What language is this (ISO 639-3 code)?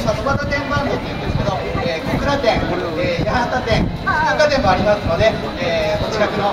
jpn